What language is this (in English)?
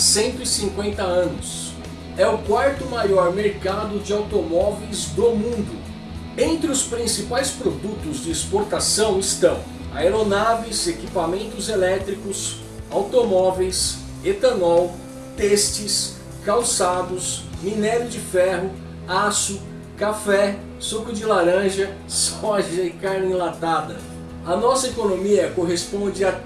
Portuguese